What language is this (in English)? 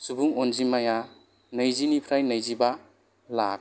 Bodo